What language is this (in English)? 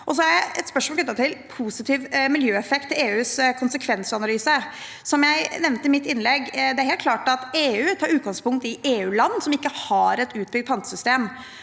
Norwegian